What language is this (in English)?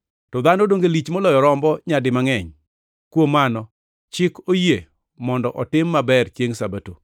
Luo (Kenya and Tanzania)